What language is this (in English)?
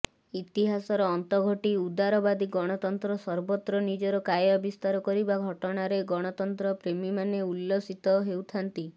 Odia